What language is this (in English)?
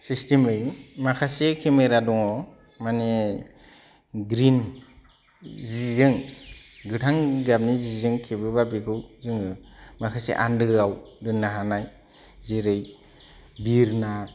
Bodo